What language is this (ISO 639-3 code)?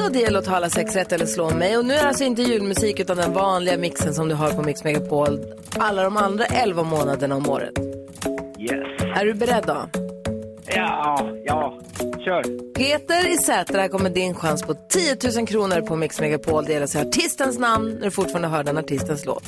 swe